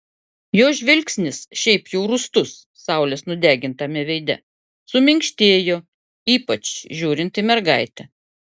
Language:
Lithuanian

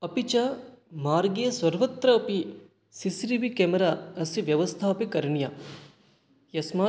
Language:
Sanskrit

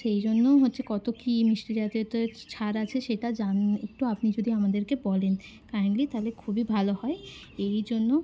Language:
Bangla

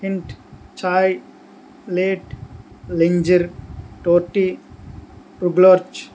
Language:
Telugu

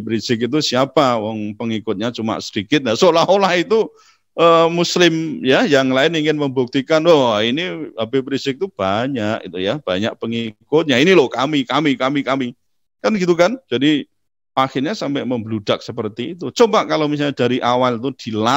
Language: Indonesian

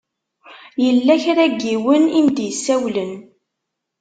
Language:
Kabyle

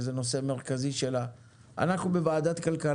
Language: Hebrew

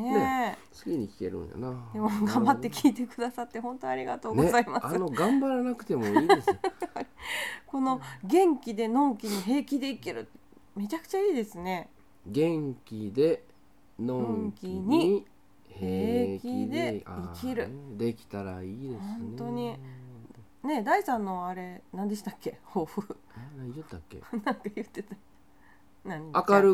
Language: Japanese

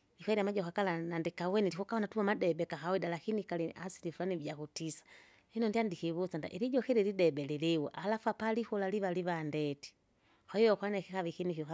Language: Kinga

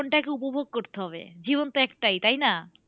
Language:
Bangla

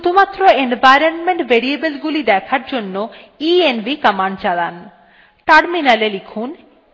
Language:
Bangla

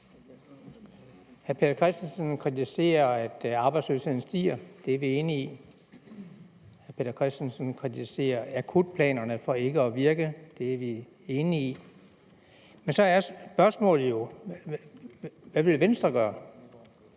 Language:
Danish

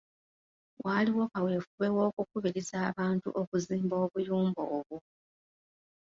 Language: Ganda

